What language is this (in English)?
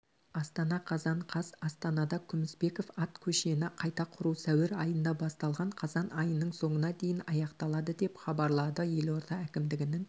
Kazakh